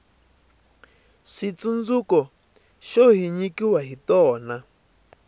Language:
Tsonga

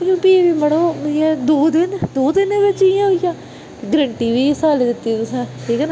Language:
Dogri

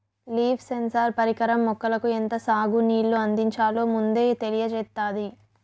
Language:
Telugu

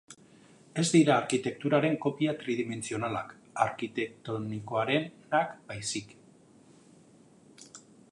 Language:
Basque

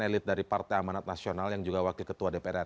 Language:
Indonesian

